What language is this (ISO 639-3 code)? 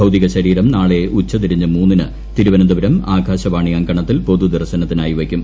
mal